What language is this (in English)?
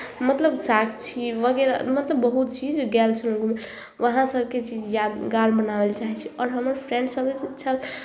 Maithili